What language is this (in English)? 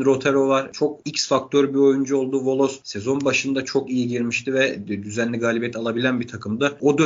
Turkish